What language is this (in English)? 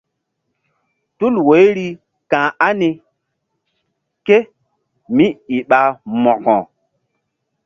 Mbum